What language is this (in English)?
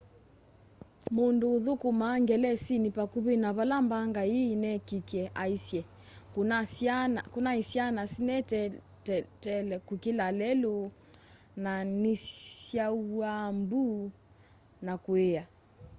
Kamba